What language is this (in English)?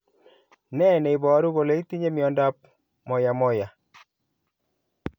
Kalenjin